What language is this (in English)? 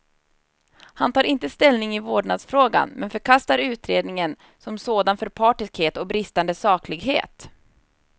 Swedish